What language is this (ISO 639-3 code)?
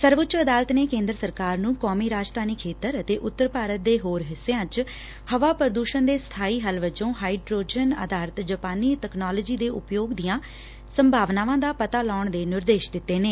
pan